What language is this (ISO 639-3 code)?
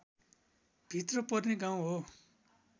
nep